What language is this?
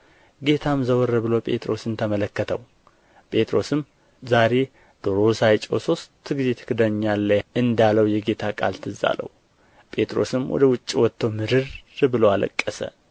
Amharic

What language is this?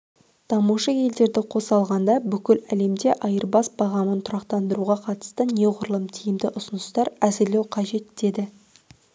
Kazakh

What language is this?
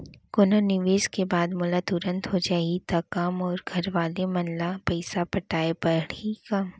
Chhattisgarhi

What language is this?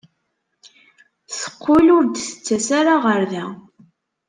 Kabyle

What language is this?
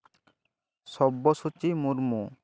Santali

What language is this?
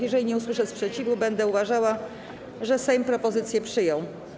Polish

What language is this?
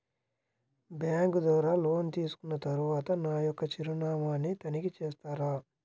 Telugu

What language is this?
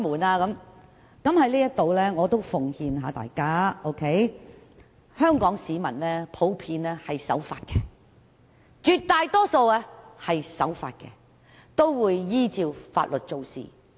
Cantonese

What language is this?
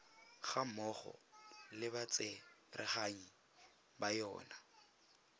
Tswana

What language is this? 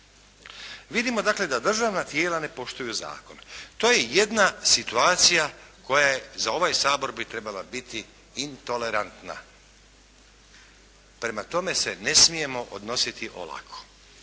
Croatian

